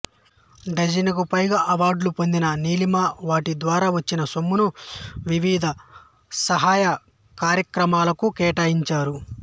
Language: Telugu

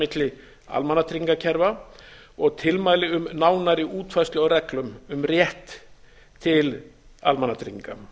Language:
Icelandic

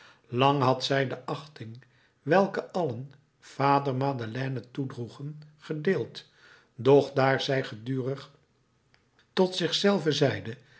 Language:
Dutch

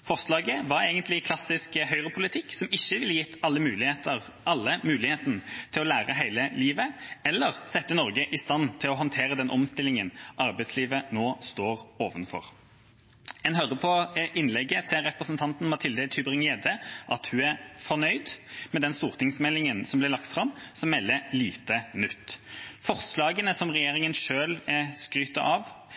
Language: Norwegian Bokmål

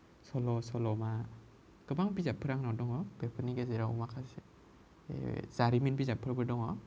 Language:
Bodo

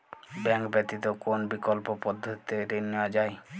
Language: Bangla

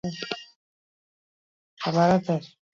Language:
Basque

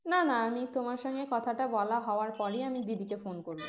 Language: Bangla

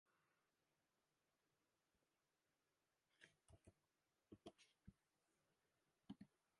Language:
Romansh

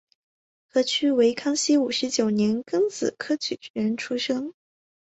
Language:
Chinese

